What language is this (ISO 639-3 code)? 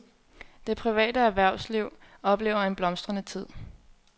dan